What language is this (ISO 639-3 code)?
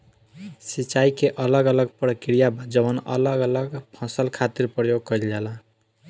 bho